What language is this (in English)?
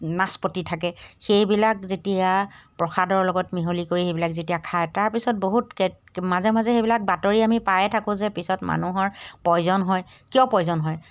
Assamese